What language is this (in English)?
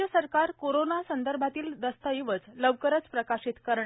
Marathi